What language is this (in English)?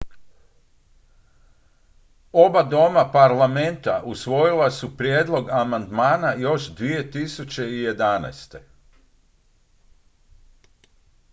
Croatian